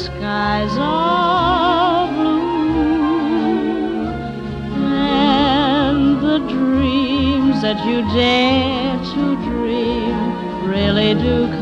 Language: Polish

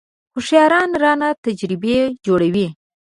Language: Pashto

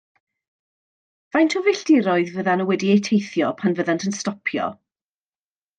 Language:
Welsh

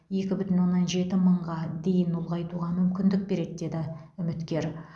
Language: Kazakh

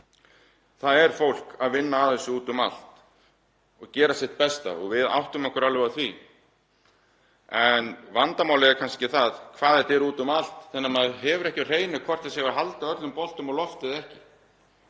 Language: Icelandic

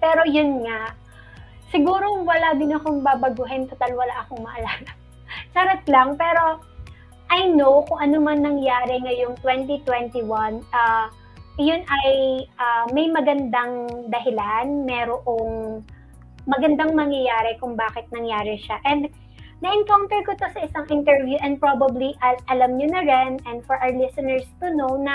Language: Filipino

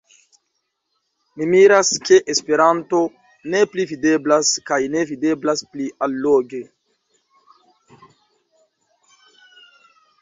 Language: Esperanto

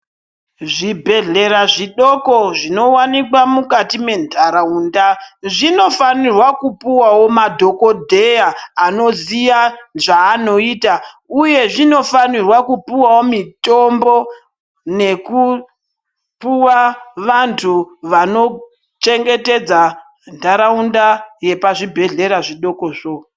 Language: Ndau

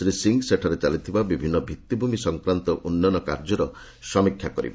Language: Odia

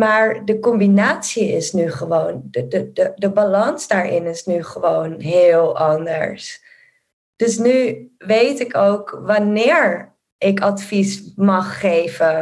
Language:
Dutch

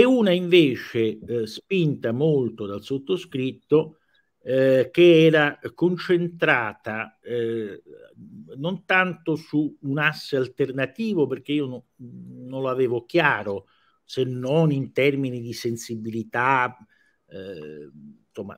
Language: Italian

